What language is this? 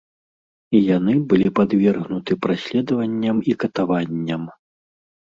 Belarusian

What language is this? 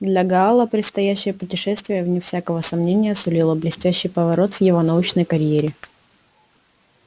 Russian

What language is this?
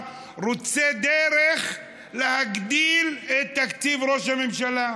Hebrew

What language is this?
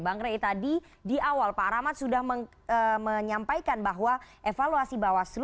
Indonesian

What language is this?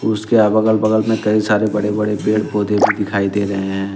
Hindi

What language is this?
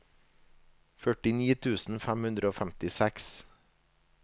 Norwegian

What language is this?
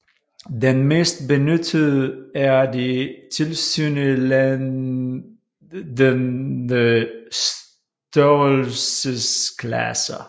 Danish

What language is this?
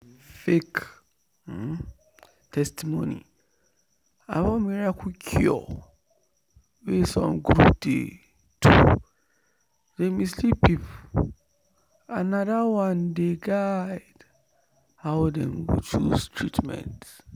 Nigerian Pidgin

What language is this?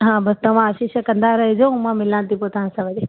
Sindhi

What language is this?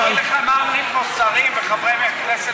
Hebrew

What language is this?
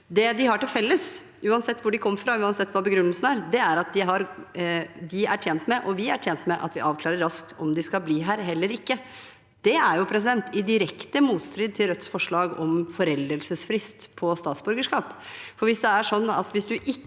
Norwegian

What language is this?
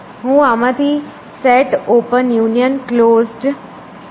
Gujarati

